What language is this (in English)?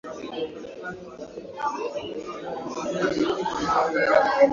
Swahili